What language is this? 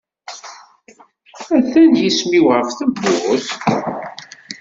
Kabyle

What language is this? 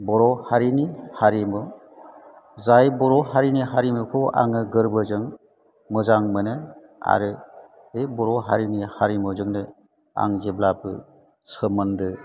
Bodo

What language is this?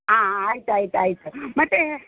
Kannada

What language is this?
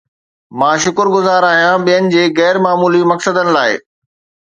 Sindhi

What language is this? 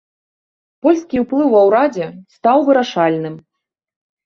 Belarusian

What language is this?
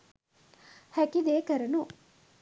Sinhala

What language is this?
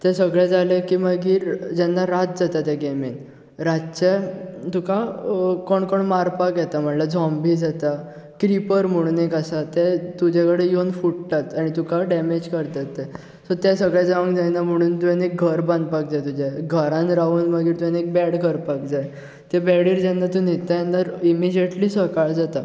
Konkani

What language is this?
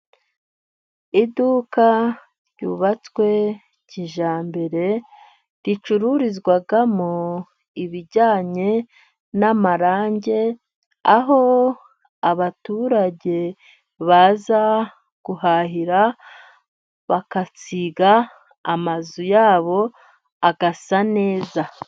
Kinyarwanda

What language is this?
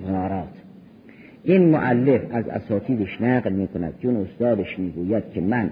Persian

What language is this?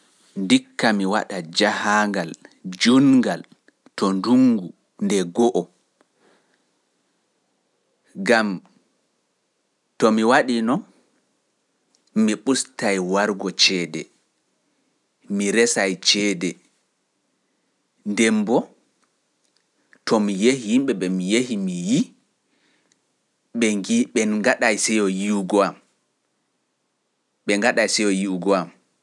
Pular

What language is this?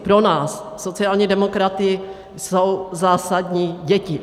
Czech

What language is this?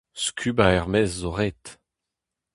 Breton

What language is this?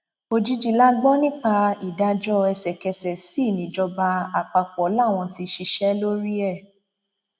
Yoruba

